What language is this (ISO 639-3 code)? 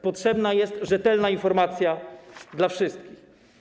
pol